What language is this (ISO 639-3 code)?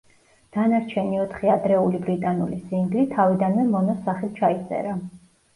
kat